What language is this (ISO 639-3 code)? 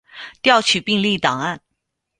zho